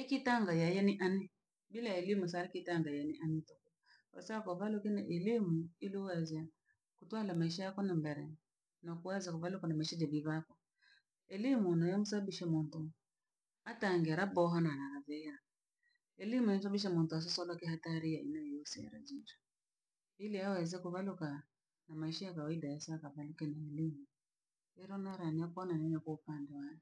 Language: Langi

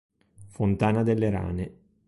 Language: Italian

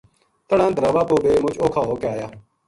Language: Gujari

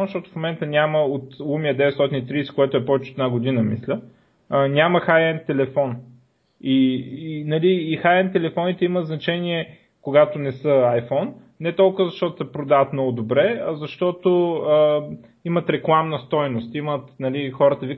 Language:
Bulgarian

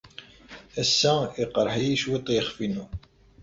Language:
Kabyle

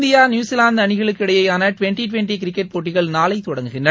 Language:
Tamil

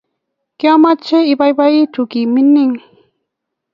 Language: Kalenjin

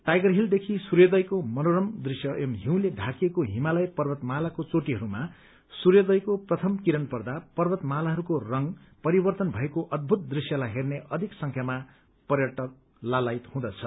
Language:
Nepali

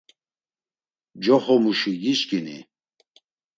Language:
Laz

